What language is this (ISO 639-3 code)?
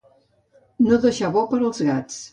cat